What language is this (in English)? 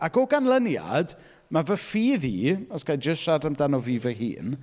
Welsh